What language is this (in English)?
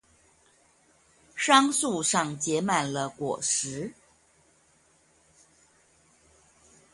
Chinese